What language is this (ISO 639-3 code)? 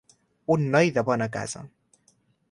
cat